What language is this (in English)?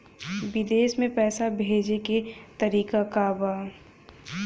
Bhojpuri